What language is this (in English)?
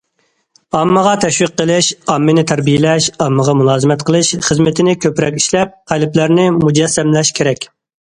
Uyghur